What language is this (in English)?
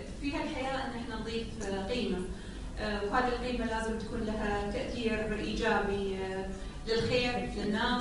Arabic